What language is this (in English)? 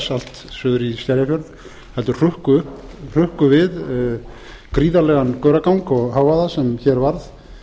Icelandic